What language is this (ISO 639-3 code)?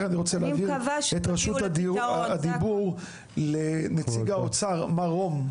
heb